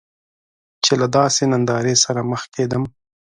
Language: Pashto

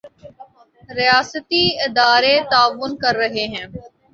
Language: Urdu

